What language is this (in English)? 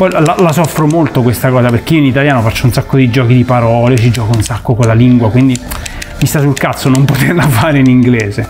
Italian